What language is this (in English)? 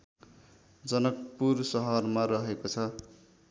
Nepali